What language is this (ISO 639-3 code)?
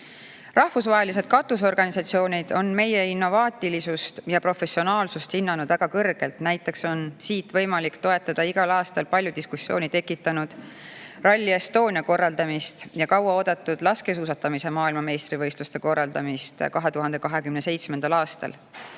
est